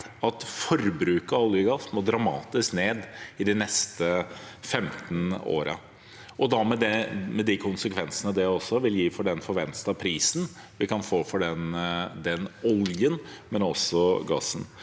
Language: Norwegian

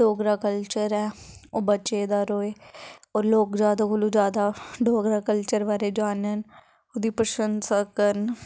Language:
Dogri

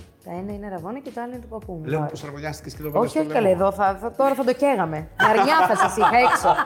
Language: Greek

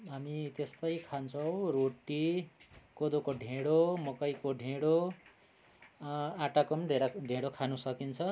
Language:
Nepali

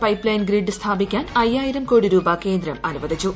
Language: Malayalam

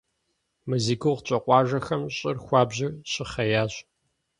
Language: Kabardian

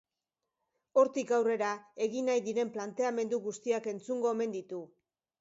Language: Basque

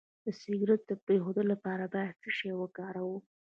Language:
Pashto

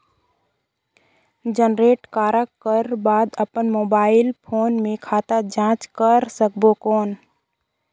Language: Chhattisgarhi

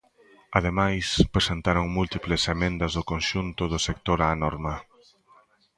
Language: Galician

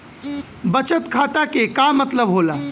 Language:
Bhojpuri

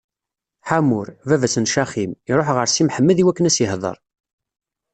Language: Kabyle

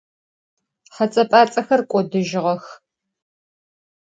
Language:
Adyghe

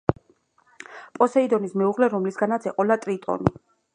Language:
Georgian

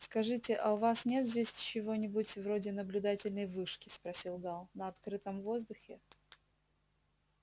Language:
Russian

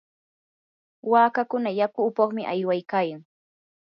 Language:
Yanahuanca Pasco Quechua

